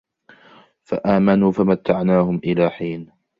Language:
Arabic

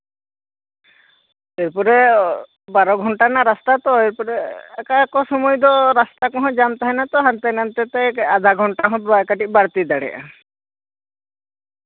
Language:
Santali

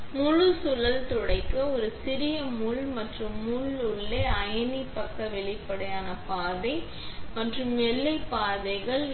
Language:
Tamil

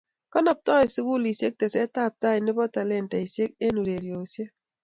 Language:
Kalenjin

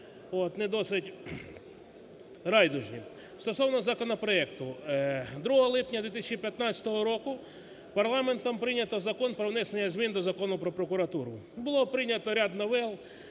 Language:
Ukrainian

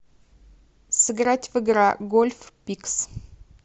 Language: Russian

